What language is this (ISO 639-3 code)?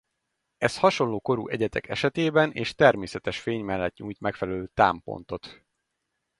hun